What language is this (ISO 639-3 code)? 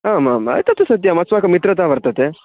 san